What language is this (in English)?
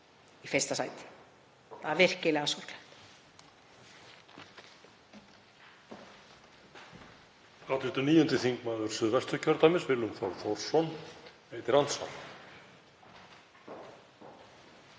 Icelandic